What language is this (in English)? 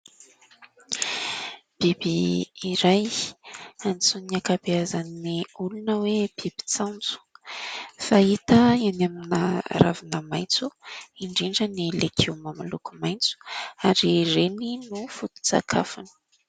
Malagasy